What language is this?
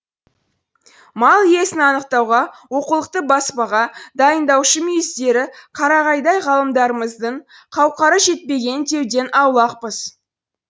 Kazakh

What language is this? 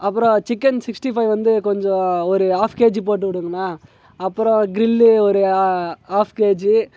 Tamil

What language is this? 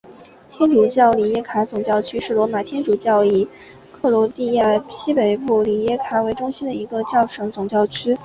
Chinese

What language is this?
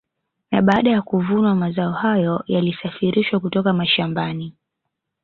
Swahili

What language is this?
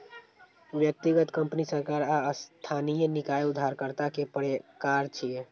Maithili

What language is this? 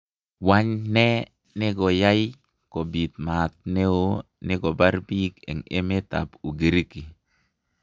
Kalenjin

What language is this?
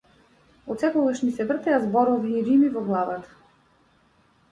Macedonian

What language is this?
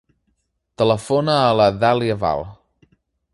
Catalan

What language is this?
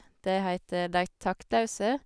Norwegian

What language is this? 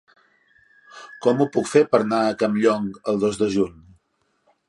Catalan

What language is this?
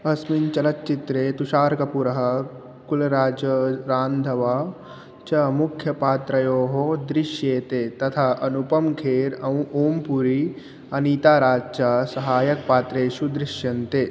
Sanskrit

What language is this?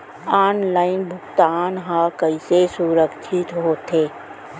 Chhattisgarhi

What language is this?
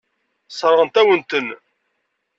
Kabyle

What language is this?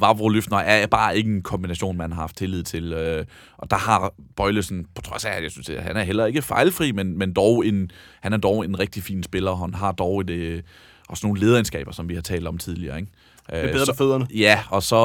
Danish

